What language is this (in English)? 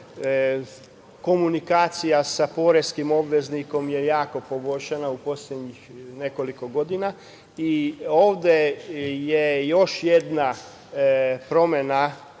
Serbian